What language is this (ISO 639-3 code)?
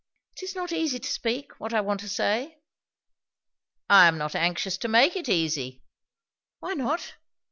eng